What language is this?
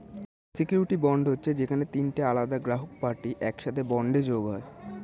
Bangla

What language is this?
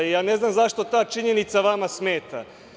Serbian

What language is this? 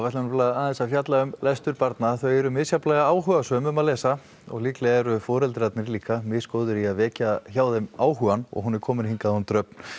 Icelandic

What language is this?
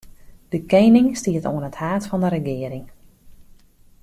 Western Frisian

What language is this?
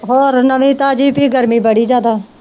Punjabi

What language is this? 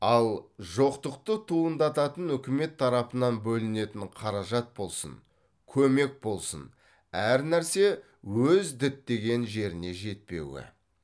Kazakh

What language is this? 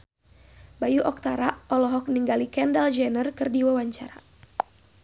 Sundanese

